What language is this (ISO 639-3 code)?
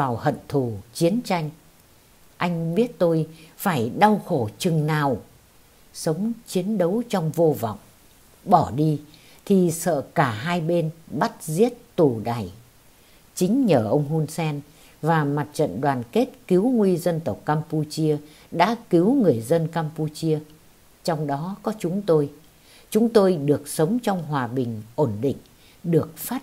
vie